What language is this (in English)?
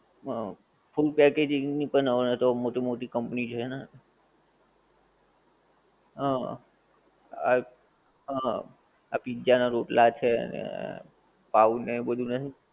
Gujarati